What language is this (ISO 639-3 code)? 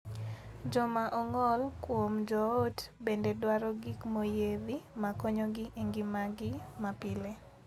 luo